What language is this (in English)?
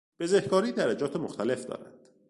Persian